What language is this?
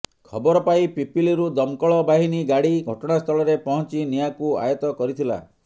Odia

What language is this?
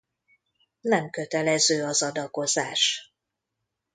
Hungarian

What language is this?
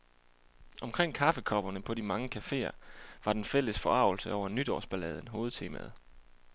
Danish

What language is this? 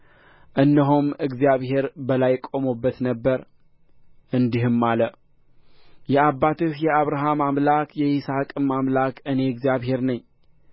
Amharic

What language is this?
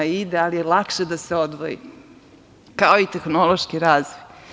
Serbian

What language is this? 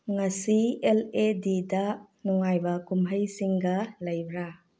Manipuri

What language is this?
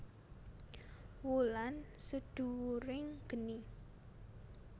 Javanese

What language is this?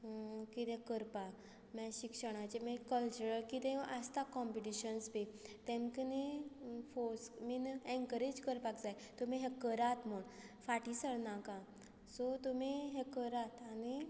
Konkani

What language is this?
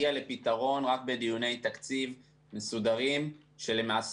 Hebrew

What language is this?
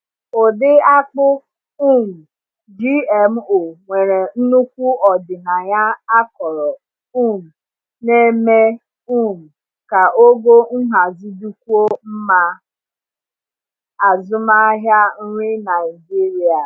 Igbo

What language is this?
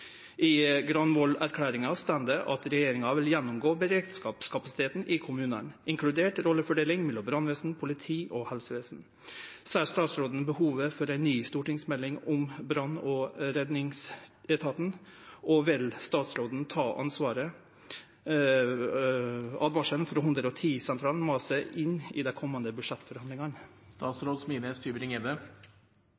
Norwegian Nynorsk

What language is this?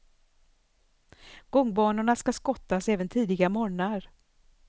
Swedish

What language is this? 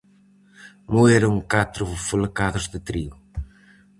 Galician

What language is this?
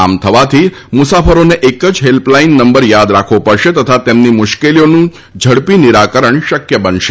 Gujarati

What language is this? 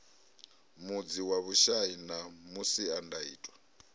Venda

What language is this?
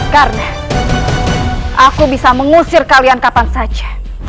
Indonesian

